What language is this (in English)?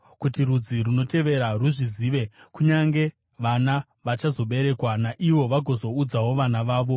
Shona